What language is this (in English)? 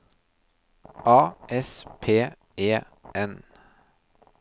Norwegian